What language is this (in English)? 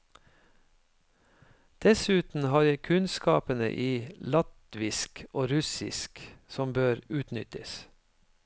Norwegian